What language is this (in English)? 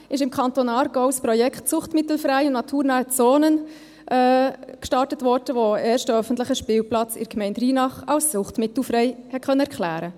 Swiss German